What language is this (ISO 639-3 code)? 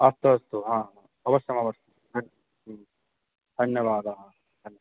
san